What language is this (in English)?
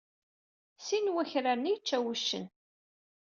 Kabyle